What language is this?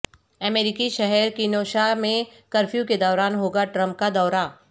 Urdu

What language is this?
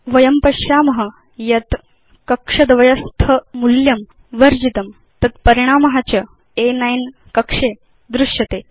Sanskrit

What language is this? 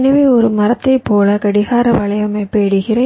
Tamil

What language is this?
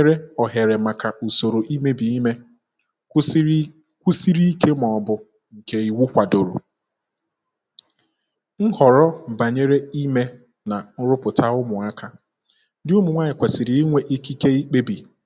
Igbo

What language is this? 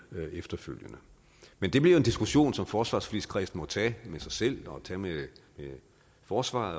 Danish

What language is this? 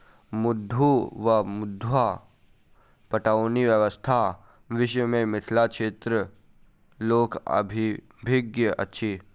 Maithili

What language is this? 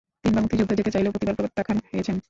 Bangla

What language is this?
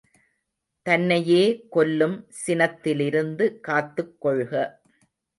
Tamil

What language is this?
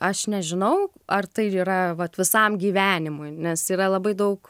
Lithuanian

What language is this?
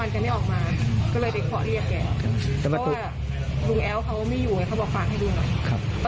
Thai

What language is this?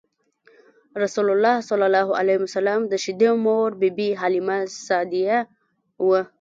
Pashto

